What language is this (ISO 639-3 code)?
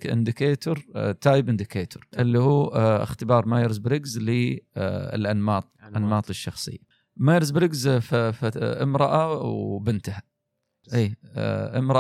ara